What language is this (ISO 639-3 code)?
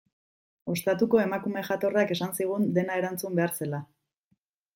eus